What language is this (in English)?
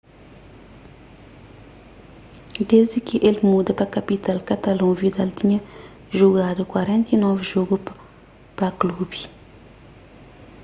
Kabuverdianu